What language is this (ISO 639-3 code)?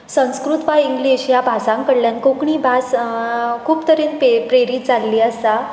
kok